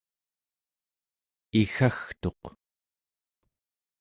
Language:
Central Yupik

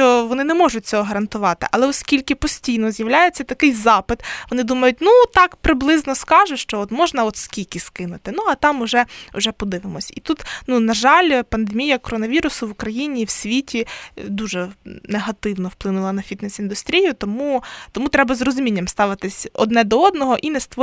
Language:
Ukrainian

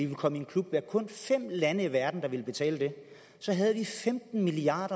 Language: Danish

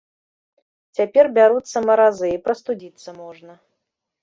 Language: Belarusian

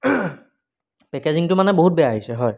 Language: Assamese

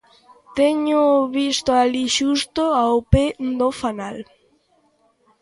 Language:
Galician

